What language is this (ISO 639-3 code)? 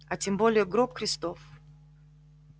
rus